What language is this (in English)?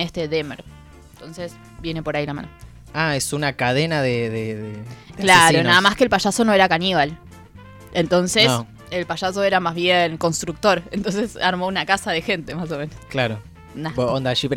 Spanish